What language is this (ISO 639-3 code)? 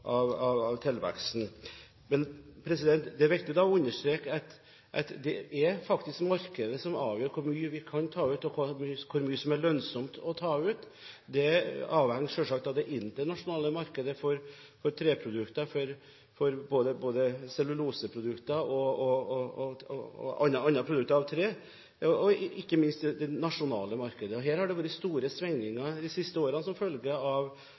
nob